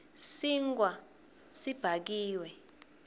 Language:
Swati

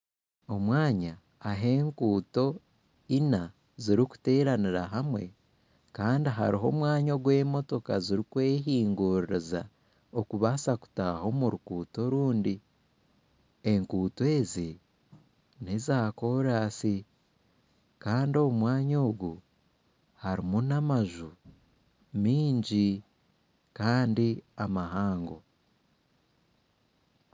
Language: Nyankole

